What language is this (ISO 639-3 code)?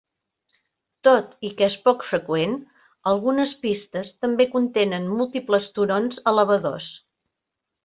cat